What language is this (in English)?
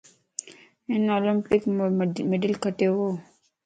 Lasi